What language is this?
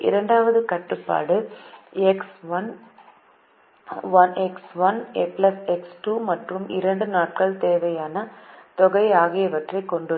Tamil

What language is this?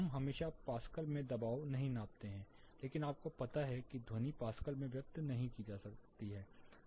Hindi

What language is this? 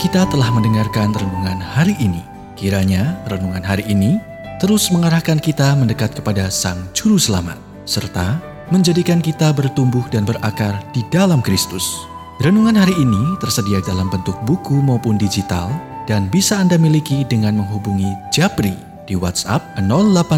Indonesian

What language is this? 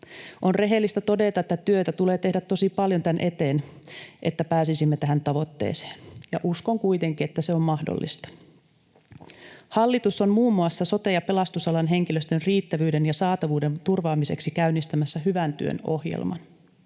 Finnish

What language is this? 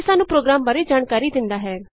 Punjabi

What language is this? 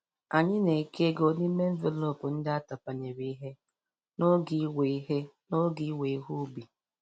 Igbo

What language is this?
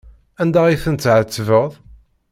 Kabyle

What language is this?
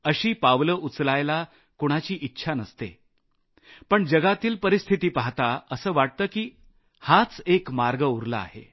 Marathi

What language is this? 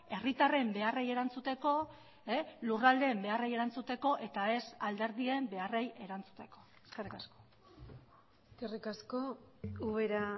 Basque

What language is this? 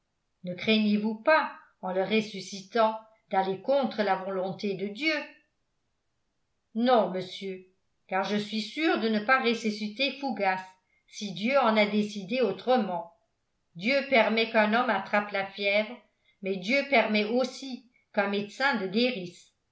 French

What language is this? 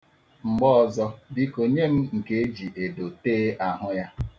Igbo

